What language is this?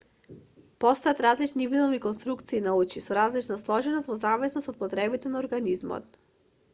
Macedonian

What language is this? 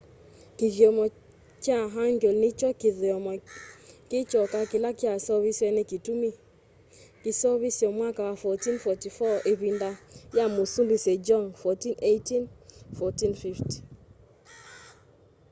Kamba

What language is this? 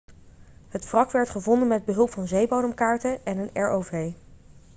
Dutch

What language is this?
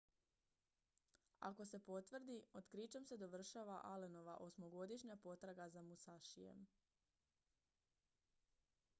Croatian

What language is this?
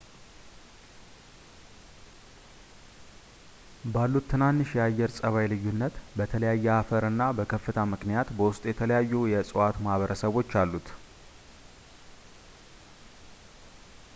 Amharic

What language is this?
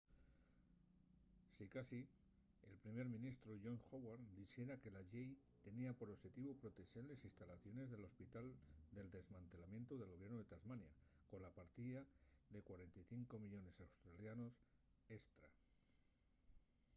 Asturian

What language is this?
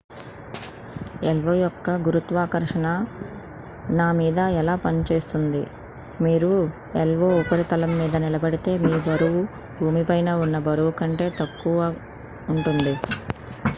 Telugu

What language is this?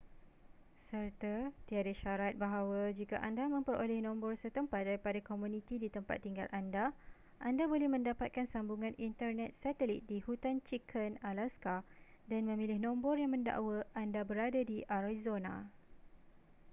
Malay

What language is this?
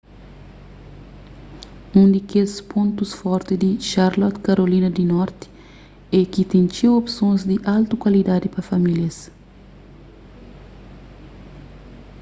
Kabuverdianu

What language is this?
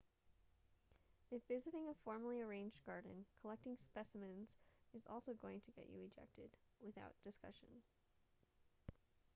English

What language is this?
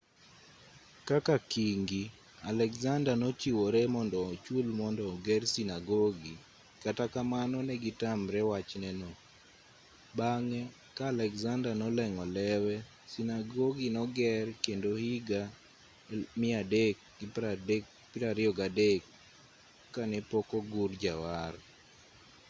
Luo (Kenya and Tanzania)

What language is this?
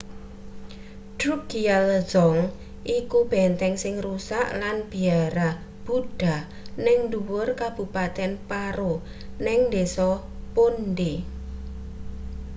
Javanese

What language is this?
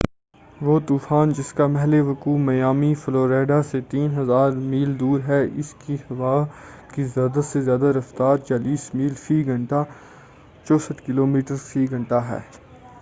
Urdu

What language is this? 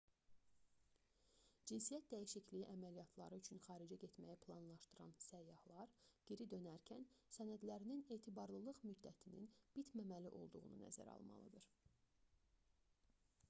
Azerbaijani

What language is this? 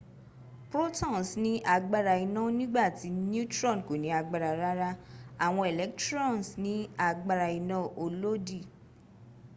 Yoruba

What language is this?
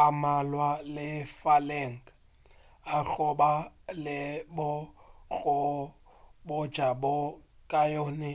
Northern Sotho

